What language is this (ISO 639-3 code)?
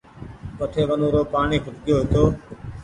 gig